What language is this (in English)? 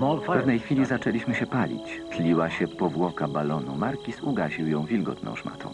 Polish